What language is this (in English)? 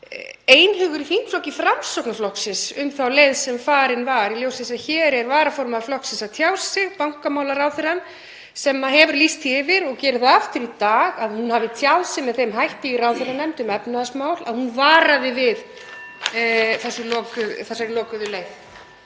Icelandic